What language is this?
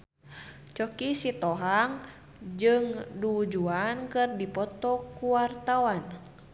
Sundanese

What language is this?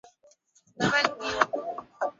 Swahili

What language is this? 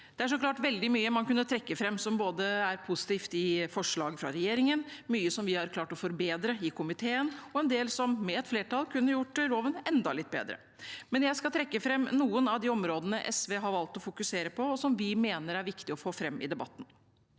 Norwegian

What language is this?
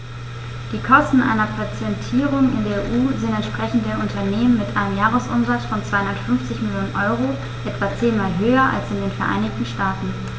German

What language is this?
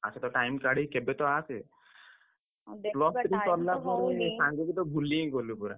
Odia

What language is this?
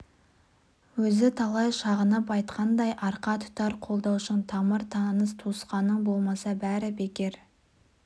Kazakh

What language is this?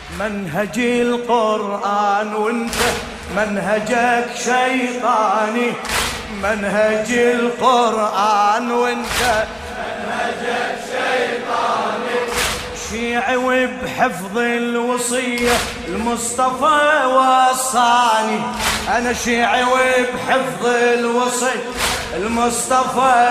Arabic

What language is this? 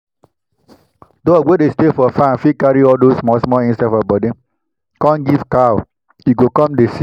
Nigerian Pidgin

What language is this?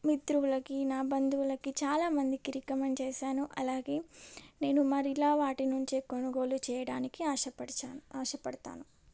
Telugu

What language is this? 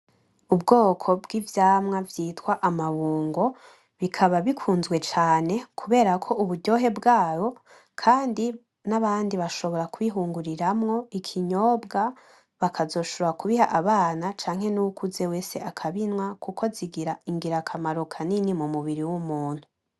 Rundi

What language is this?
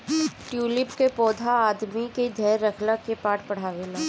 Bhojpuri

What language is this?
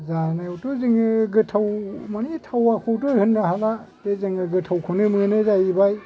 Bodo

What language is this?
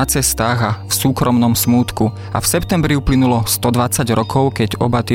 Slovak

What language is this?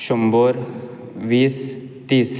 Konkani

